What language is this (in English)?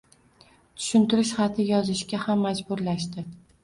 Uzbek